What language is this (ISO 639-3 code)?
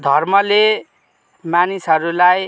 nep